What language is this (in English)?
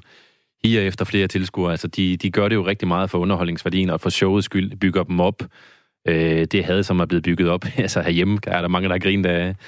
Danish